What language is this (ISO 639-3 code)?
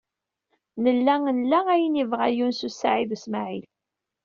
kab